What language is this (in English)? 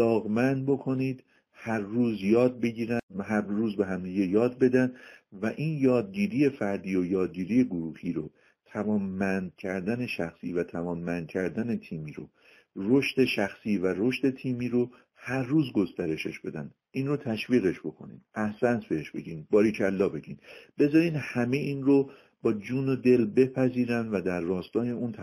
Persian